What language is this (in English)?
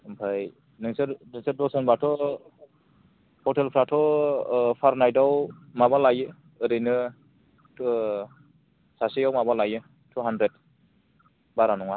Bodo